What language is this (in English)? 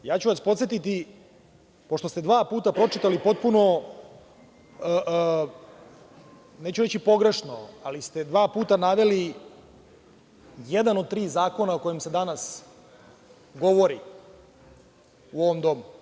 Serbian